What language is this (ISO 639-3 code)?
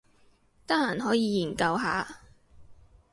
yue